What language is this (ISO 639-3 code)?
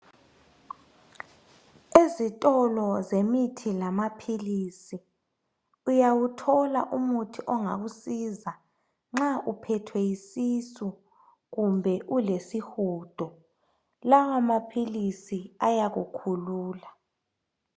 nde